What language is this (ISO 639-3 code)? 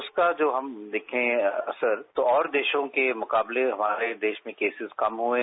hin